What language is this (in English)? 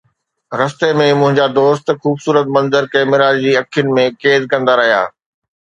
Sindhi